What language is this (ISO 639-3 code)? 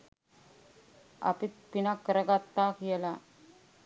sin